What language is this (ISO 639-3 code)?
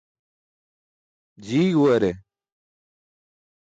bsk